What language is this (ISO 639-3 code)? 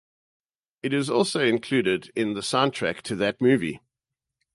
eng